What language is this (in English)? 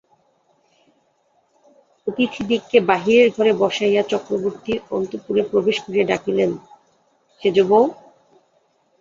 Bangla